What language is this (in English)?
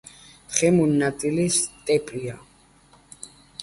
Georgian